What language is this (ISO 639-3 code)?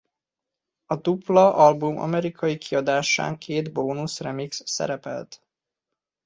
hun